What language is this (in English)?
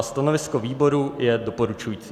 Czech